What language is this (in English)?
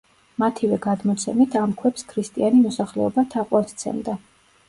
Georgian